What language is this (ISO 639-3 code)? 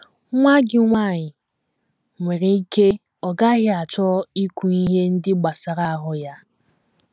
ibo